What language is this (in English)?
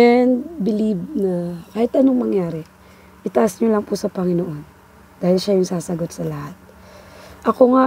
Filipino